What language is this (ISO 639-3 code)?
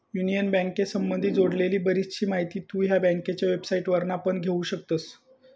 mar